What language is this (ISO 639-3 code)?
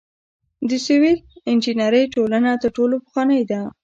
pus